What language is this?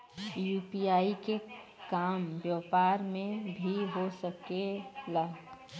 Bhojpuri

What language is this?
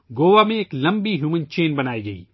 Urdu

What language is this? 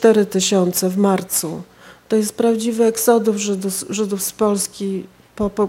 Polish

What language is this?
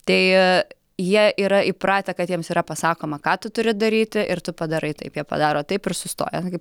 Lithuanian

